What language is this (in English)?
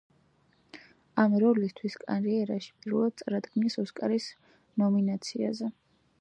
Georgian